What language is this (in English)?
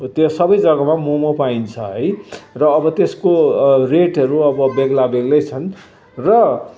Nepali